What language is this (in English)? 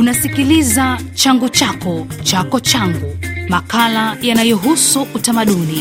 Swahili